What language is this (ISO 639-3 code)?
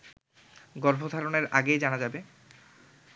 ben